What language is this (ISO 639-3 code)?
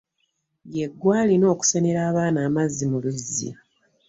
lug